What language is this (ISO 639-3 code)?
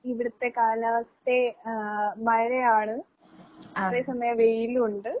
mal